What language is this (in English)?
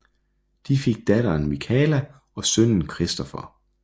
Danish